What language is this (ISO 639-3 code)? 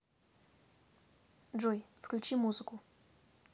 rus